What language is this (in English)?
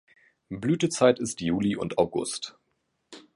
German